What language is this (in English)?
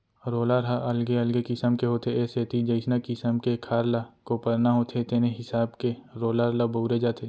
Chhattisgarhi